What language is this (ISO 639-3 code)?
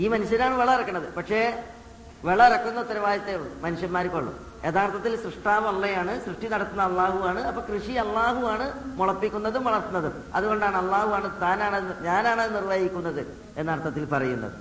mal